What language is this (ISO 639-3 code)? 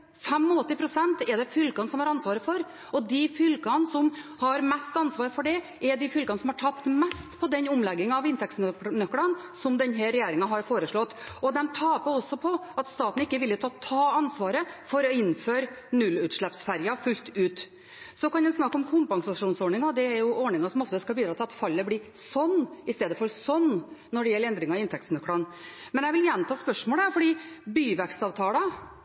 nob